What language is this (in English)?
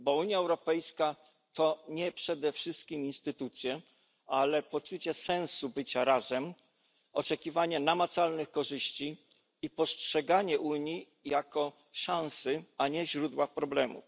Polish